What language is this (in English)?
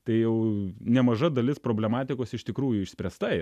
Lithuanian